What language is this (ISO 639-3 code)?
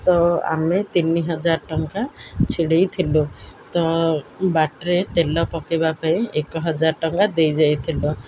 ori